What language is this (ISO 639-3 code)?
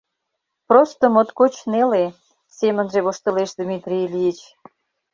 chm